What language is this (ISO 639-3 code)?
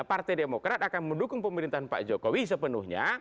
ind